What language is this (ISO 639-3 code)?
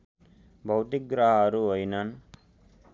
nep